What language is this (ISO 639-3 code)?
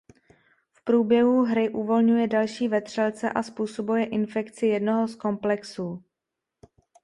ces